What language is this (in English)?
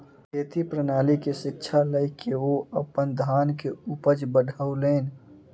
Maithili